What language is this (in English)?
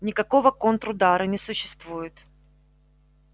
Russian